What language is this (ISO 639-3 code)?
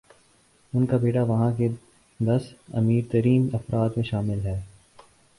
urd